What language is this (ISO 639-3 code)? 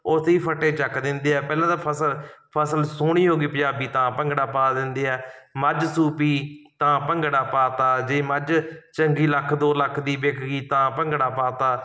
pan